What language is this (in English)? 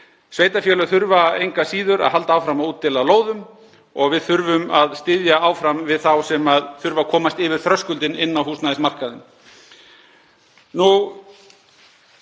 Icelandic